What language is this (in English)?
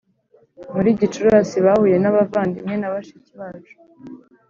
Kinyarwanda